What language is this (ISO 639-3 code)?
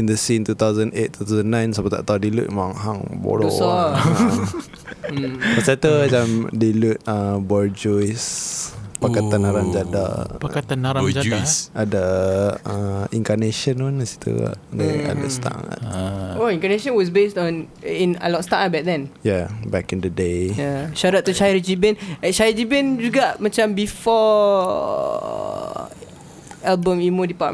msa